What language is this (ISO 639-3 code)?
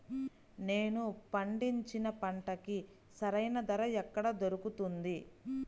tel